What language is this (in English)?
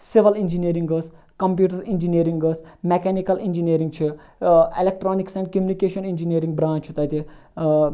Kashmiri